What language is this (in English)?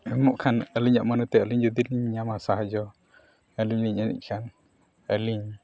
Santali